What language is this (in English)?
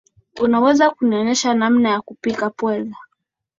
Swahili